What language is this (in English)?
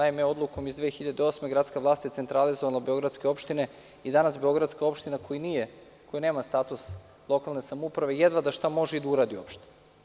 Serbian